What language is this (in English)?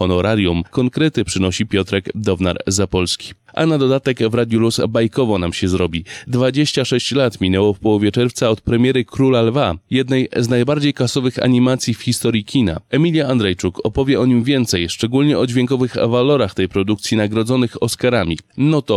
Polish